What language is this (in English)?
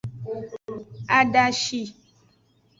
Aja (Benin)